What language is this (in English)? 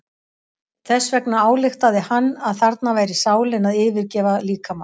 Icelandic